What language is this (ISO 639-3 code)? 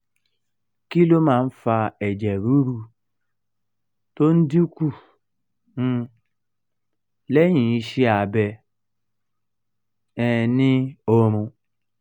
yor